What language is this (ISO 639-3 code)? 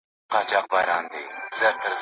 pus